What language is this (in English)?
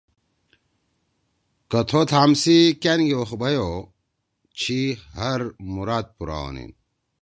Torwali